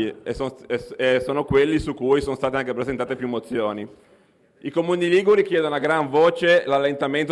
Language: Italian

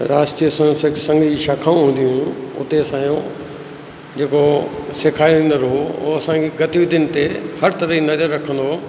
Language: Sindhi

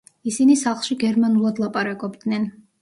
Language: Georgian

